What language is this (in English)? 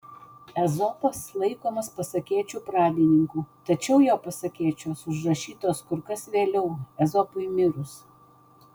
Lithuanian